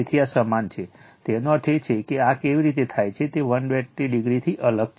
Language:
Gujarati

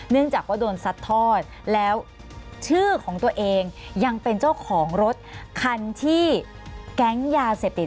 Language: Thai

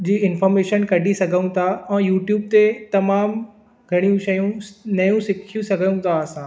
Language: Sindhi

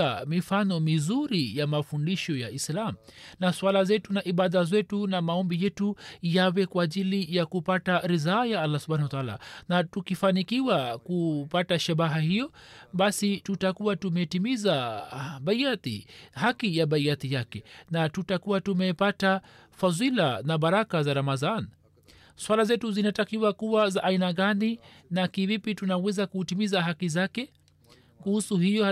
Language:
Swahili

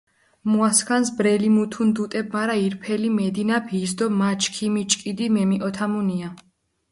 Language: Mingrelian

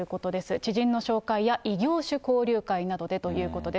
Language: Japanese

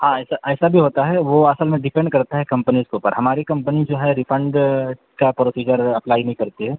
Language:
Urdu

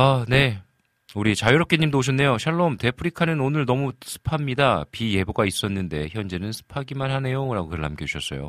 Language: Korean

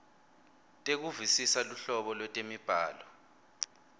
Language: Swati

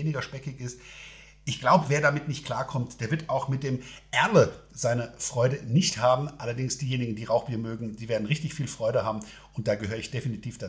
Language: German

